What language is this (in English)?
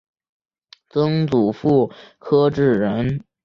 Chinese